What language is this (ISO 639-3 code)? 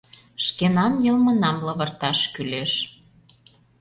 chm